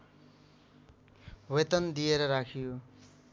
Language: Nepali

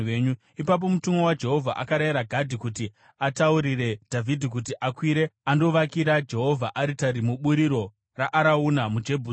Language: Shona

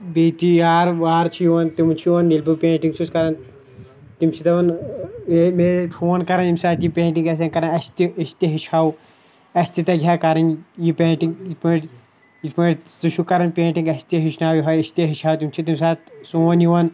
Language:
Kashmiri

